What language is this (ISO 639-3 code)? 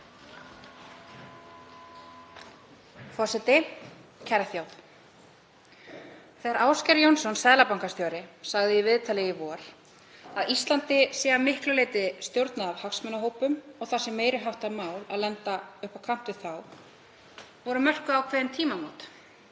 isl